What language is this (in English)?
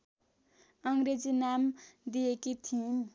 Nepali